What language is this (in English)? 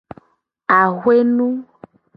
Gen